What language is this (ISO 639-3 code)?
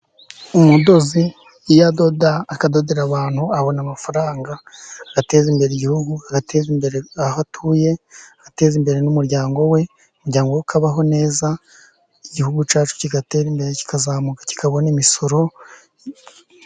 kin